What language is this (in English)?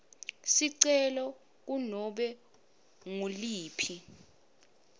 Swati